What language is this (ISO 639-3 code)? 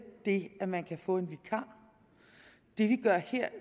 dan